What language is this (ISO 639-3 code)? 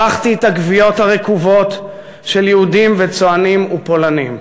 heb